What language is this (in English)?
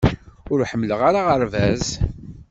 Kabyle